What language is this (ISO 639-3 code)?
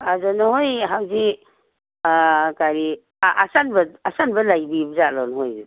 mni